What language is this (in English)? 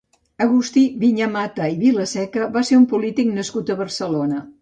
Catalan